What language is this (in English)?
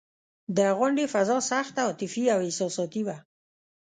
Pashto